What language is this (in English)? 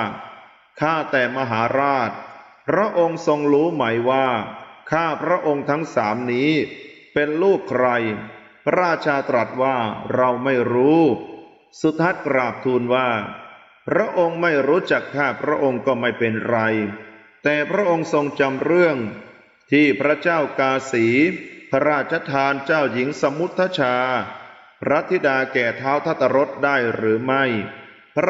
Thai